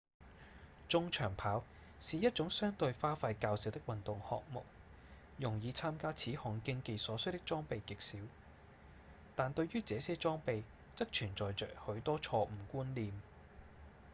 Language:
Cantonese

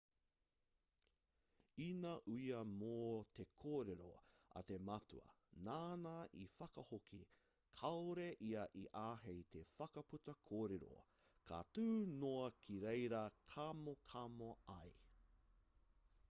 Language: Māori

